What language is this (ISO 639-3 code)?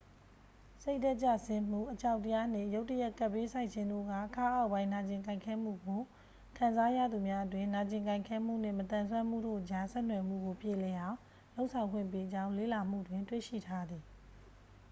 mya